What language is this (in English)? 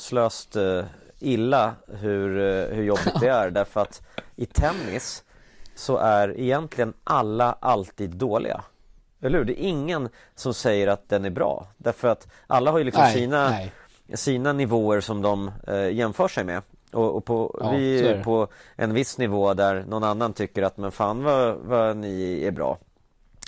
Swedish